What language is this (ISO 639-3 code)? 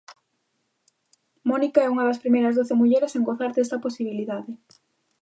glg